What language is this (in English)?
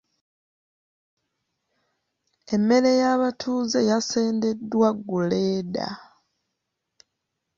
Ganda